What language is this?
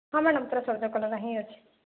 Odia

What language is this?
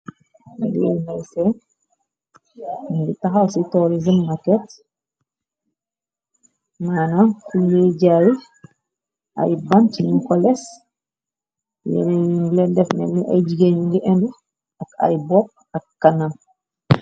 Wolof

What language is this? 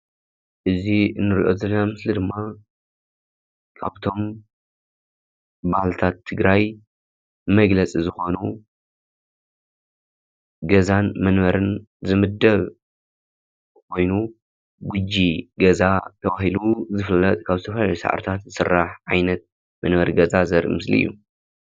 Tigrinya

